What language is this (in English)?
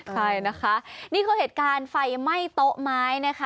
Thai